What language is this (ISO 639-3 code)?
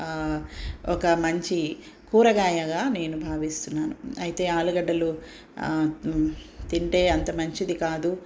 tel